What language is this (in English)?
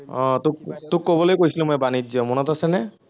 Assamese